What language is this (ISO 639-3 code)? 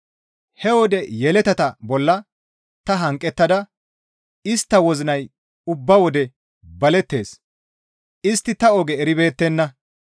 gmv